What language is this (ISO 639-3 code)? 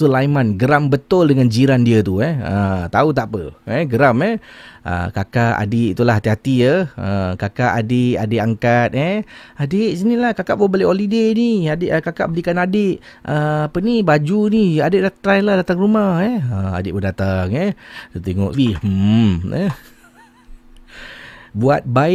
msa